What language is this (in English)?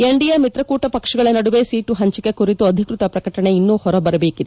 Kannada